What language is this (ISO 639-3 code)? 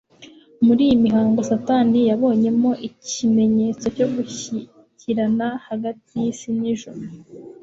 kin